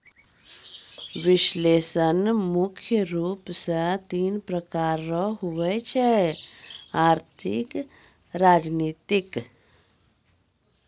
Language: Maithili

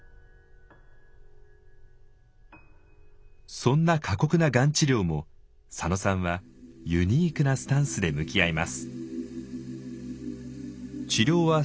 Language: Japanese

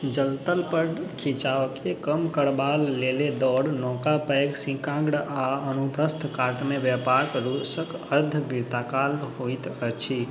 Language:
Maithili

